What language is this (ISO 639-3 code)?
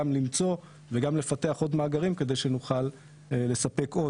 heb